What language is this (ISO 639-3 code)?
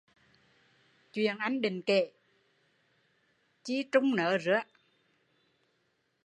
vie